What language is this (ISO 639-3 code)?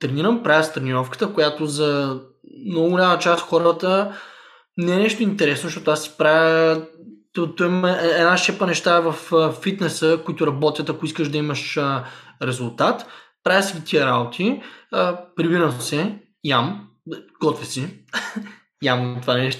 bul